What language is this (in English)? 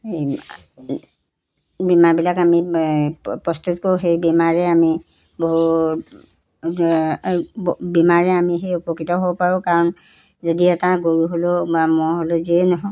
Assamese